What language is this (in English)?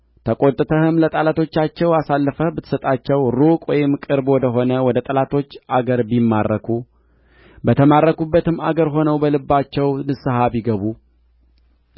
Amharic